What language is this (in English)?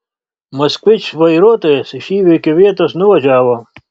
Lithuanian